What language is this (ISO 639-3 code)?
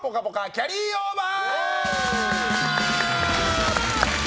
jpn